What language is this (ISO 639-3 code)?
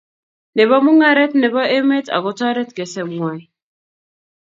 kln